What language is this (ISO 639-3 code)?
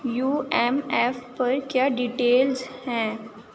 urd